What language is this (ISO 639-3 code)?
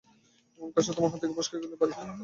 ben